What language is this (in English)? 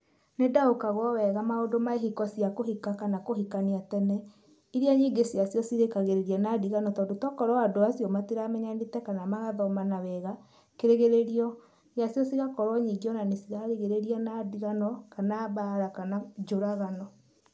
Kikuyu